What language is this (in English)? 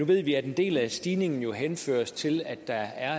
Danish